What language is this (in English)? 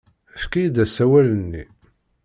Kabyle